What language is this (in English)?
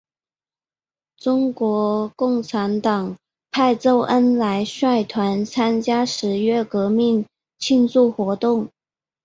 Chinese